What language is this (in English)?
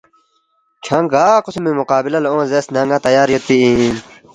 Balti